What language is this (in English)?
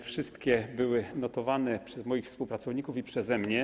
Polish